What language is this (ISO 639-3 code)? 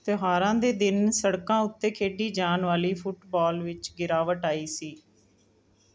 pan